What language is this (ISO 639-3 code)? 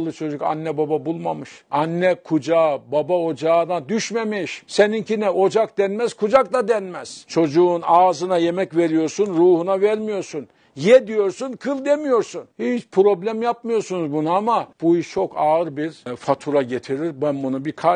tur